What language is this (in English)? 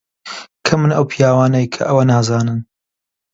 Central Kurdish